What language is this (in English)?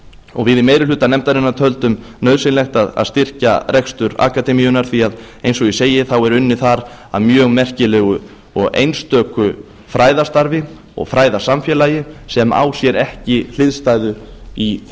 Icelandic